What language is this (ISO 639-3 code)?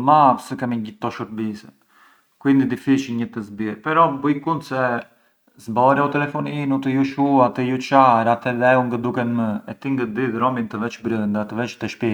aae